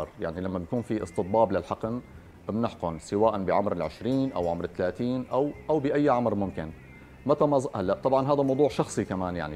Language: Arabic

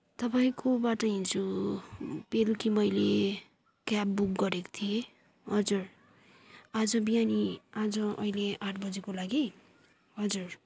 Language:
Nepali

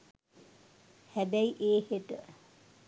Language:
Sinhala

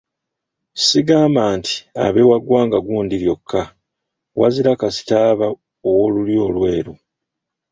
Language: Ganda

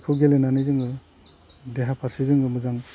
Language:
Bodo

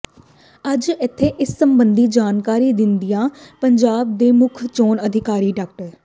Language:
Punjabi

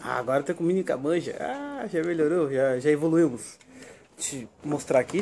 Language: Portuguese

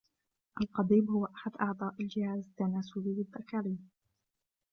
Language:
Arabic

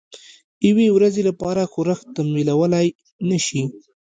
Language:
Pashto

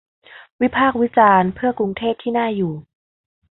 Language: Thai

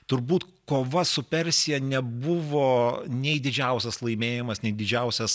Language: Lithuanian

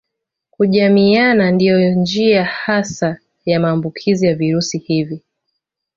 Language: Swahili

